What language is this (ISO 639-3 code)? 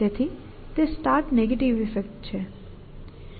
guj